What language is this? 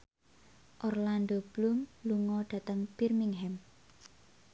Javanese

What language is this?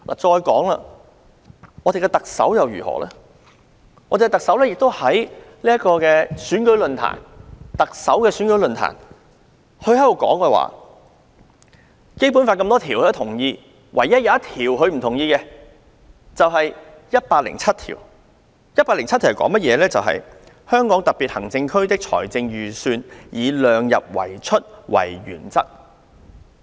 Cantonese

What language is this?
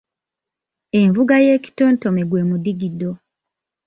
Ganda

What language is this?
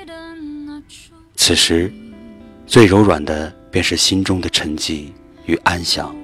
Chinese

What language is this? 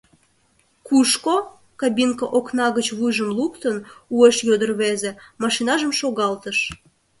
Mari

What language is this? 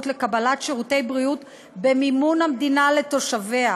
Hebrew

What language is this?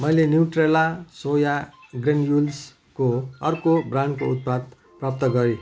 Nepali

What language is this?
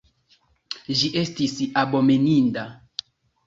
Esperanto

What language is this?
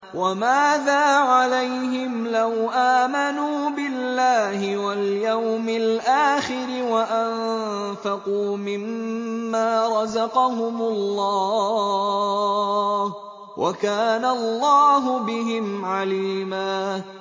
Arabic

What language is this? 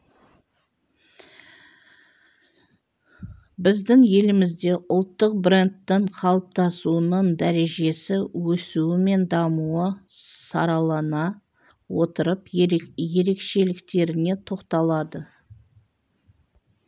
Kazakh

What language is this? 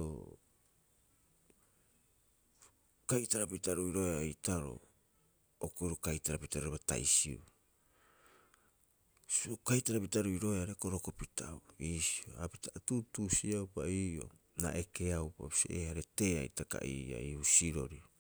Rapoisi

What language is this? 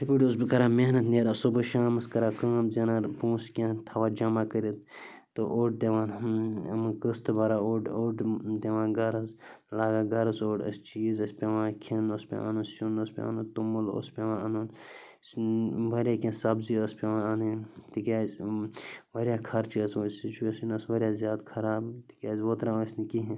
Kashmiri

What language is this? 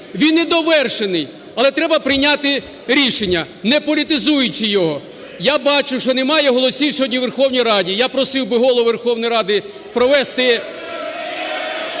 Ukrainian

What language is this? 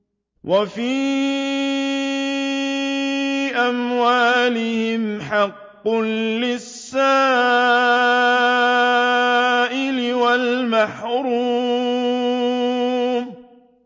Arabic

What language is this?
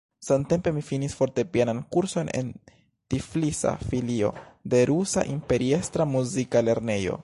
Esperanto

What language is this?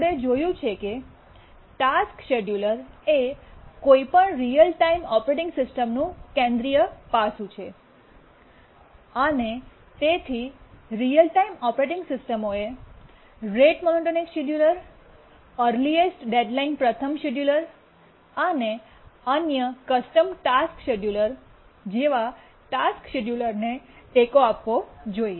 Gujarati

